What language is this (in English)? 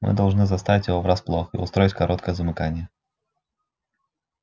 Russian